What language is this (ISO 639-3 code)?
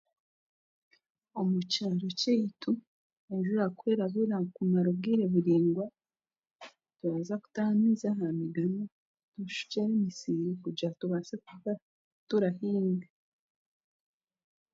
cgg